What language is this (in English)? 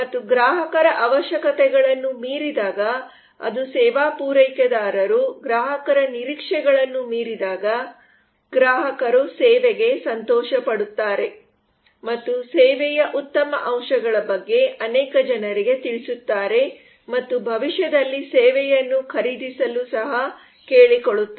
Kannada